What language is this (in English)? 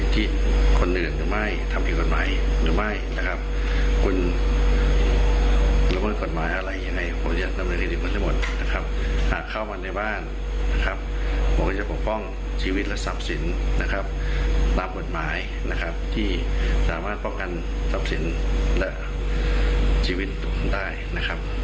Thai